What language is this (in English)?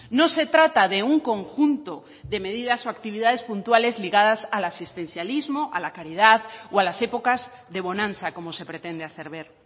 Spanish